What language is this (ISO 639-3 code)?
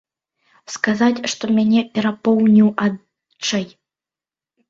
bel